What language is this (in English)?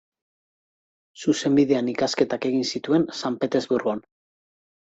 Basque